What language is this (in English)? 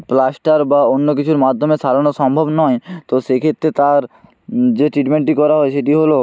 Bangla